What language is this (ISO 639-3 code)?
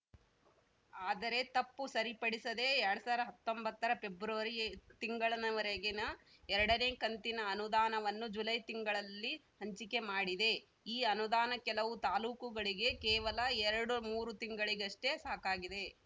kan